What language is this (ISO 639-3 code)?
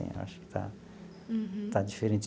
por